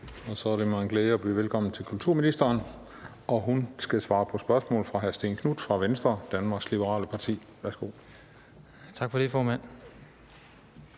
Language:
Danish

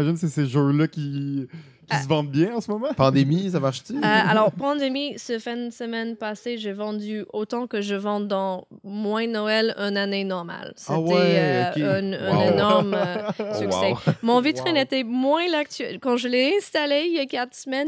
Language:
French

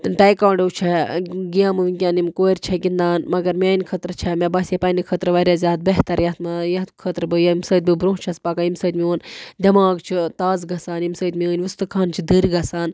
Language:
Kashmiri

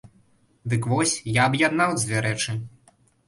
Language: Belarusian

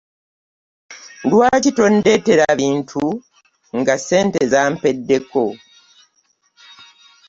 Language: Ganda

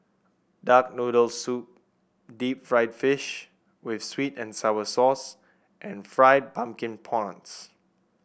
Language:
English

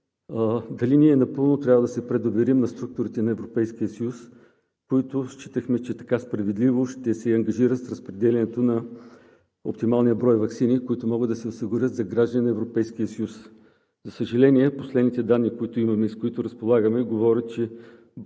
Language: Bulgarian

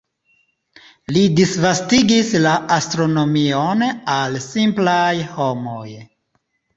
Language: Esperanto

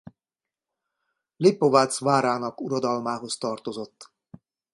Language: Hungarian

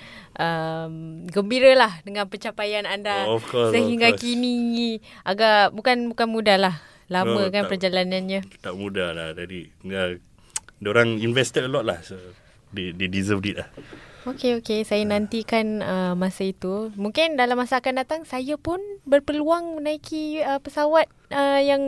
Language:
Malay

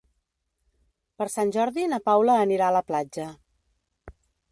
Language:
Catalan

